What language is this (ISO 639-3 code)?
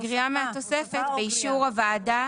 heb